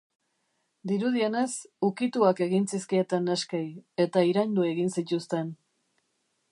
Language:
Basque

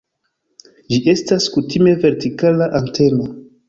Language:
Esperanto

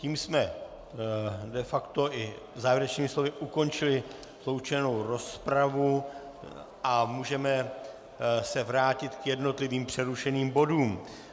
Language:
Czech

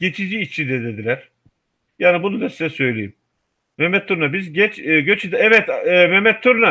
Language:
Turkish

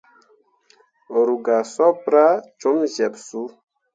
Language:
Mundang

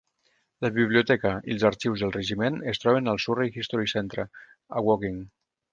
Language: Catalan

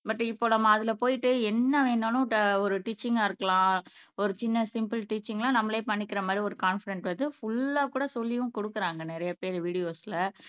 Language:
Tamil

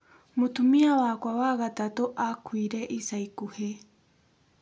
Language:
Kikuyu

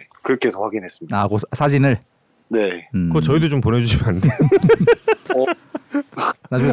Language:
Korean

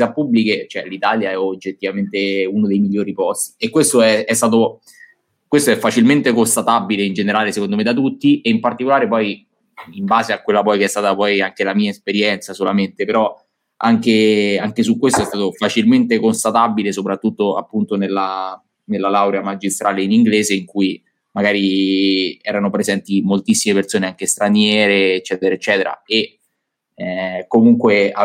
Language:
Italian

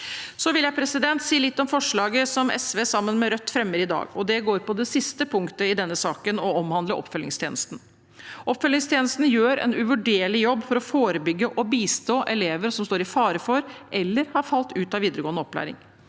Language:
Norwegian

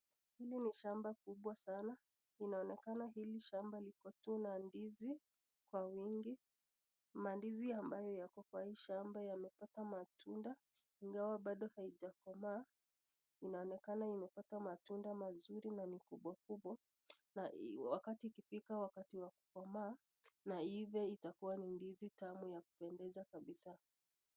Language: Swahili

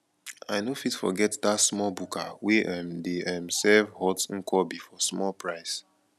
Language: Nigerian Pidgin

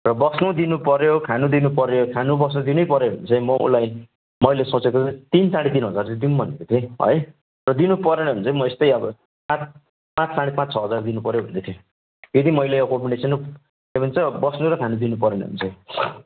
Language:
Nepali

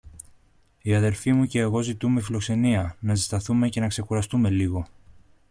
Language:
Greek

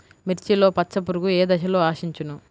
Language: Telugu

